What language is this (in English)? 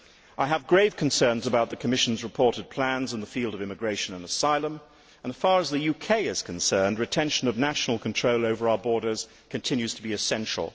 English